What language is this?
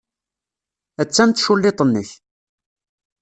Kabyle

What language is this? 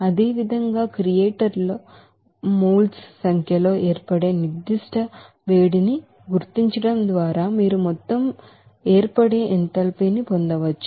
Telugu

